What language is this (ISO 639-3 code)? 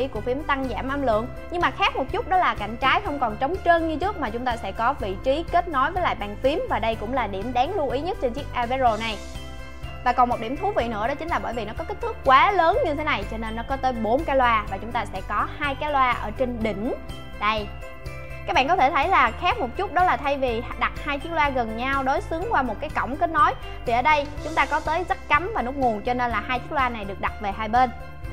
vie